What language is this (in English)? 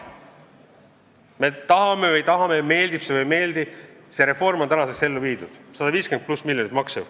Estonian